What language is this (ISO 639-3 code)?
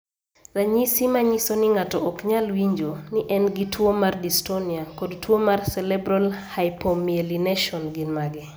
luo